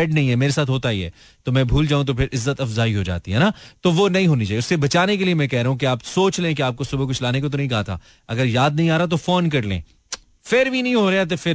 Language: Hindi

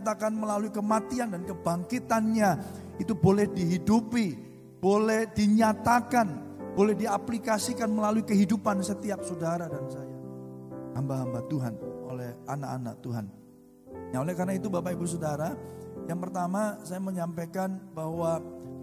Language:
Indonesian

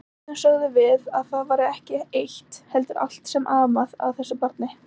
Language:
Icelandic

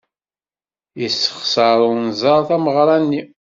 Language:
Kabyle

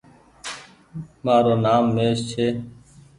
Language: Goaria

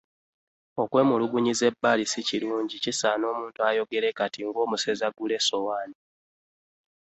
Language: Ganda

